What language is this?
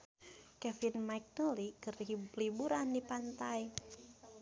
Sundanese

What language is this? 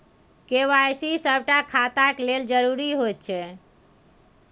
Maithili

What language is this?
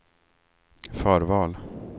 Swedish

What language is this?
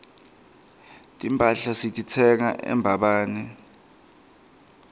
Swati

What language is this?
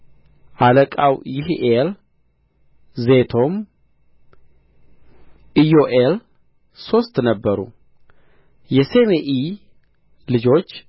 Amharic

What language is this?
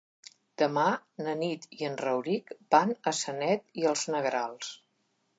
Catalan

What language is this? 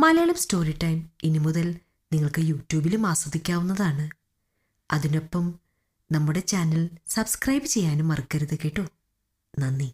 Malayalam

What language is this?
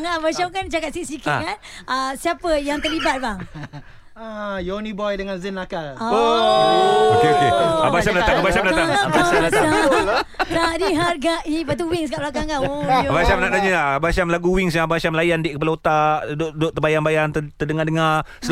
Malay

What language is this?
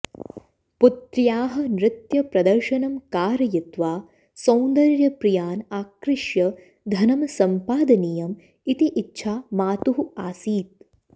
Sanskrit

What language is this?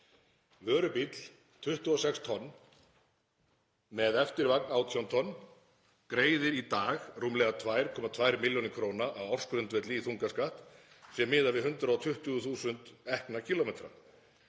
Icelandic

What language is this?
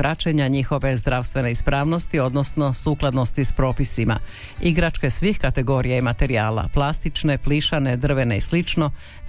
Croatian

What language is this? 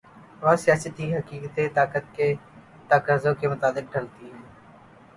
Urdu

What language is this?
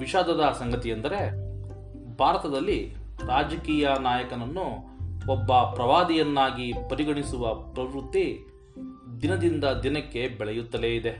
Kannada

